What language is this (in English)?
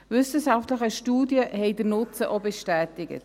Swiss German